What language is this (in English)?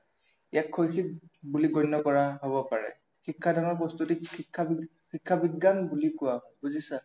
Assamese